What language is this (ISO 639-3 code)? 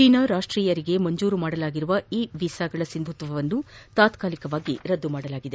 kan